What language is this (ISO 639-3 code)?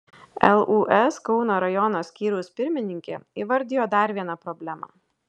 lit